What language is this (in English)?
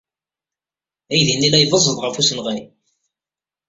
Kabyle